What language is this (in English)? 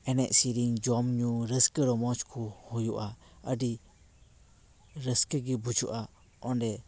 Santali